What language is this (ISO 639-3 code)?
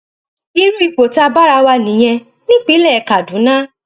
yor